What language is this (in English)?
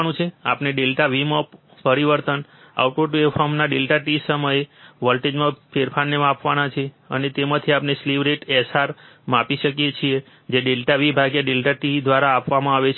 Gujarati